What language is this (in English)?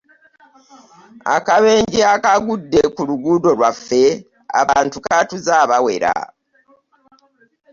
Ganda